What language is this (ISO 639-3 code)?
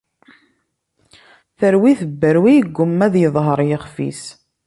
kab